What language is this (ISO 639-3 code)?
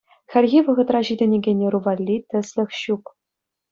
chv